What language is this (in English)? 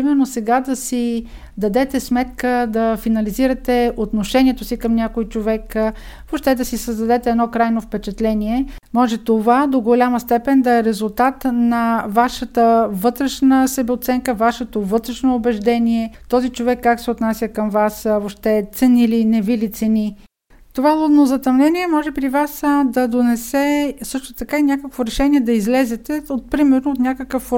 Bulgarian